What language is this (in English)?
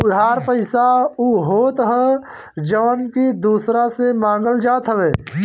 Bhojpuri